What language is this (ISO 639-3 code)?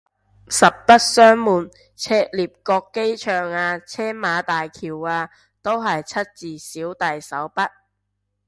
yue